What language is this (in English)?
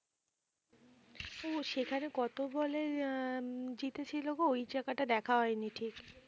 Bangla